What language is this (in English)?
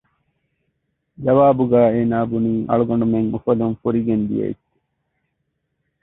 Divehi